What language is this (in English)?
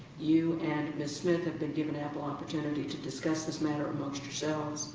English